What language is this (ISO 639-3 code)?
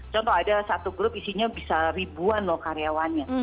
ind